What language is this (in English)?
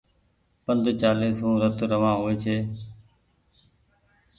Goaria